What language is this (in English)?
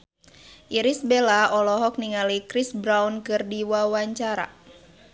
Sundanese